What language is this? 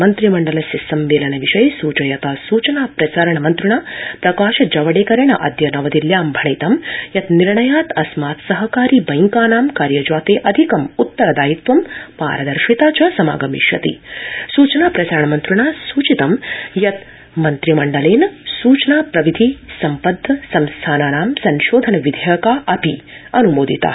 Sanskrit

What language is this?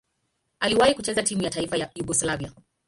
Swahili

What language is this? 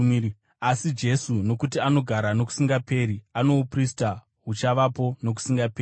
Shona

